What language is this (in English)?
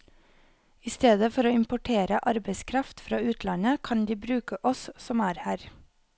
Norwegian